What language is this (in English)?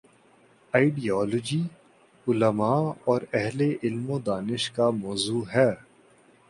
Urdu